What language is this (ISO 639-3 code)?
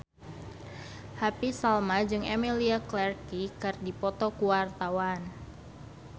sun